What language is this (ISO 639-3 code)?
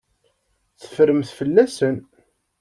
kab